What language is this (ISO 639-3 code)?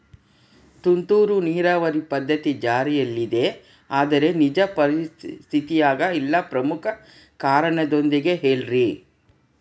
kan